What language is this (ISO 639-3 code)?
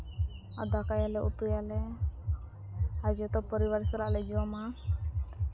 sat